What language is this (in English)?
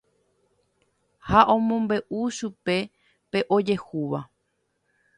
Guarani